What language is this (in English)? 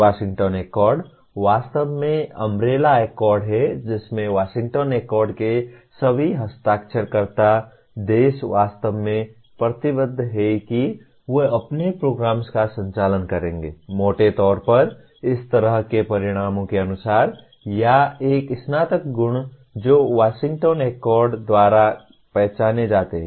Hindi